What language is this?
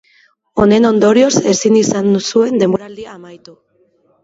Basque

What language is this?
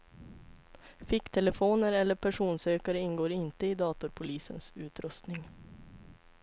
Swedish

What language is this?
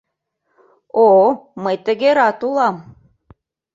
Mari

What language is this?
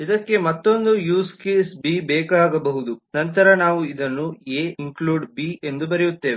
Kannada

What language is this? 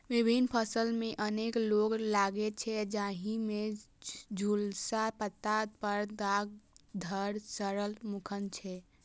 Maithili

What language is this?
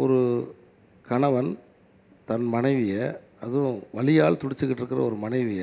Tamil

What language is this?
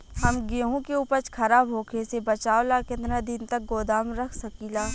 Bhojpuri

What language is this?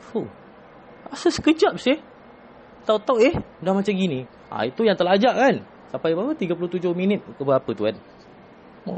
Malay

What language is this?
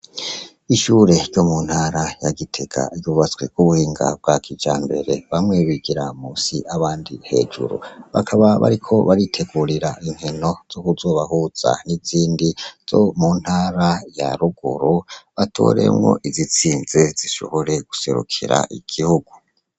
Rundi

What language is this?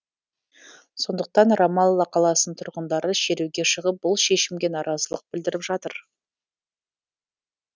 Kazakh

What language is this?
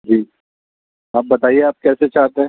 Urdu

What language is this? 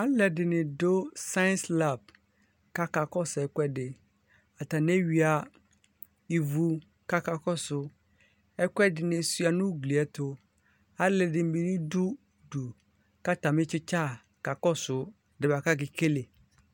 Ikposo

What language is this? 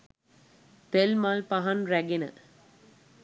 Sinhala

